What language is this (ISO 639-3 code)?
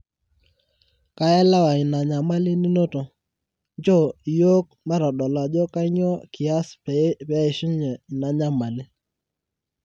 mas